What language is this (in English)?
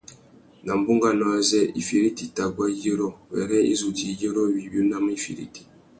Tuki